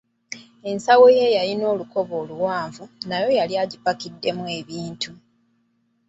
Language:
Ganda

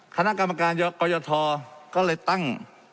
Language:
Thai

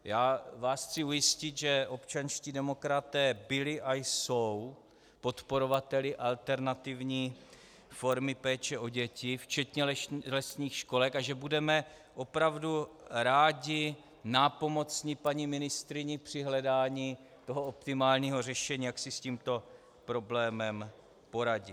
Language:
Czech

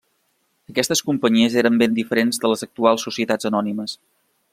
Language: Catalan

